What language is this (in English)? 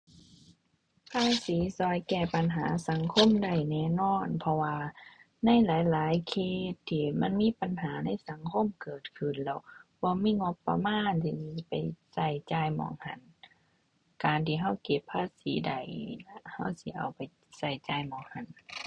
Thai